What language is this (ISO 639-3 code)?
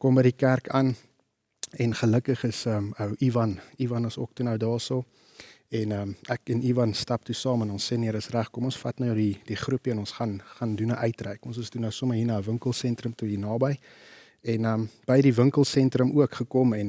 nld